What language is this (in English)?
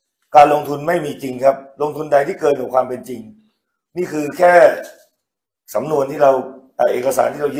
Thai